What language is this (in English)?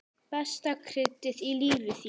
Icelandic